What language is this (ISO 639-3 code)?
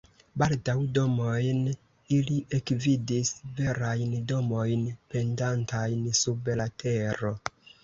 epo